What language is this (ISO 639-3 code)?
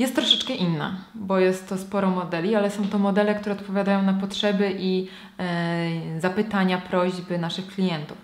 pol